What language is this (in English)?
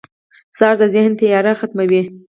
Pashto